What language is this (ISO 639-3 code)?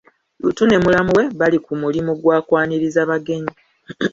lug